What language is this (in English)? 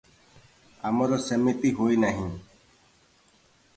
Odia